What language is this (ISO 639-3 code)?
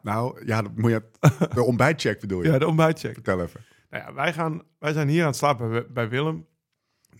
nld